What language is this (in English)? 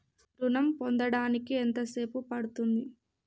Telugu